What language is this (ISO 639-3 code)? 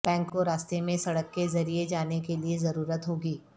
urd